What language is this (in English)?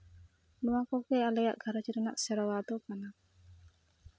Santali